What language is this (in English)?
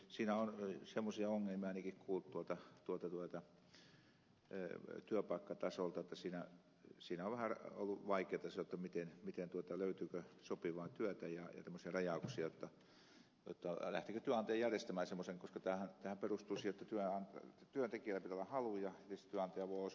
Finnish